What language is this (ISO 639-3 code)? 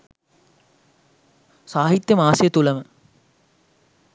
sin